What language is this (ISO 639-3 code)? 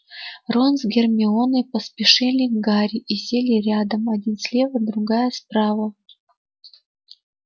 rus